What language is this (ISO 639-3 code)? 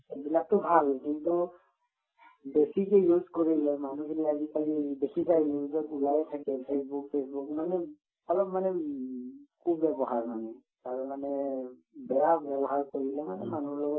asm